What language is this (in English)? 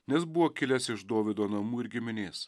Lithuanian